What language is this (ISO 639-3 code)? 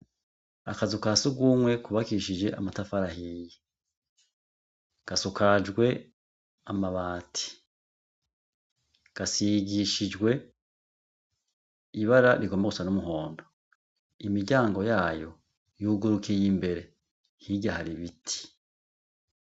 run